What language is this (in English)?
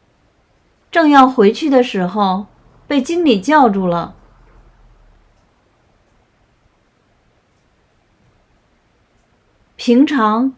Chinese